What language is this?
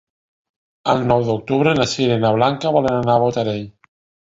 Catalan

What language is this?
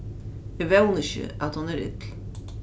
Faroese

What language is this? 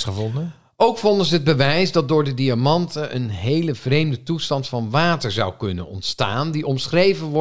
Dutch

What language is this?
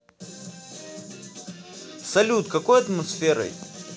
Russian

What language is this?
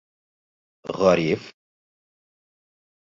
Bashkir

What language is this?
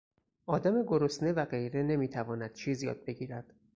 Persian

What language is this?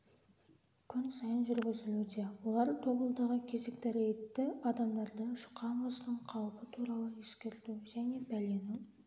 Kazakh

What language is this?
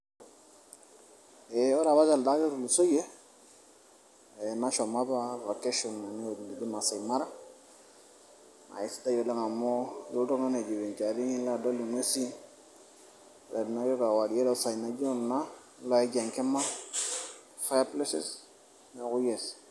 Masai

